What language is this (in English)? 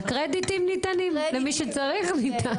Hebrew